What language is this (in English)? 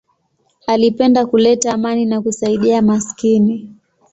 Swahili